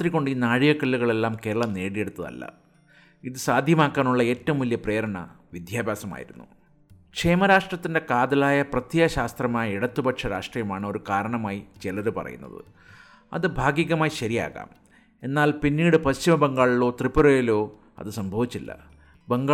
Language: Malayalam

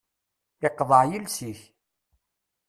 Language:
Kabyle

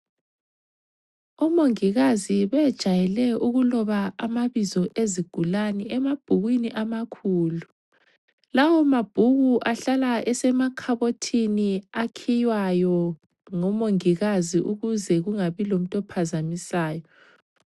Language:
North Ndebele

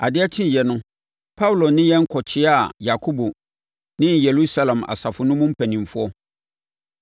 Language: Akan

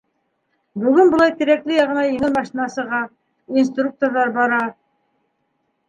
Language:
Bashkir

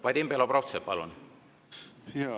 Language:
Estonian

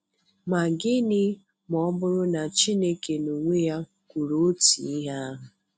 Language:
Igbo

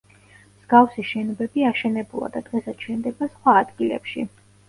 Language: Georgian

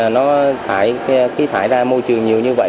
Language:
Vietnamese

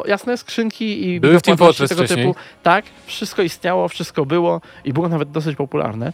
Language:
Polish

